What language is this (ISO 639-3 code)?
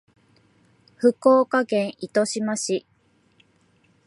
jpn